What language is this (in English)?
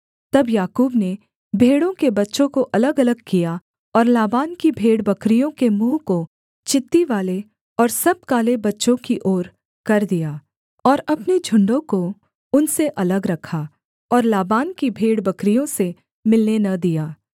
Hindi